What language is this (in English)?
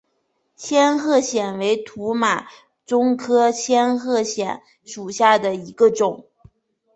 Chinese